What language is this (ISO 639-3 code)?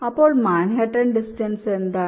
mal